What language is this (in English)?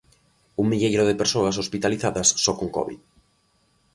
Galician